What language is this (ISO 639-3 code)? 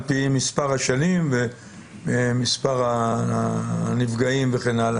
heb